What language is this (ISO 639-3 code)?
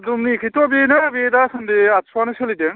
brx